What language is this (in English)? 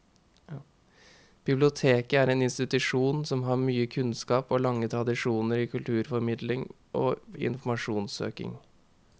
Norwegian